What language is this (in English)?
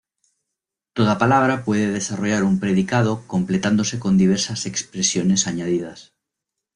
Spanish